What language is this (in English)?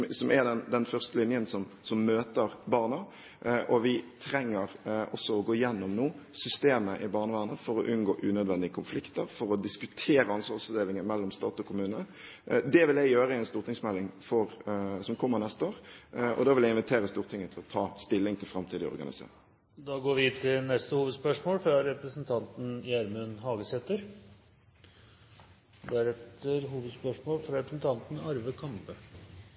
Norwegian